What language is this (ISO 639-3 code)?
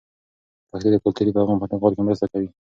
pus